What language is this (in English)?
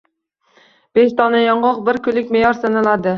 Uzbek